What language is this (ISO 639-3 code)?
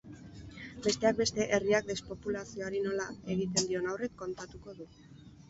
eus